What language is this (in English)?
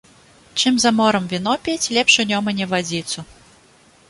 Belarusian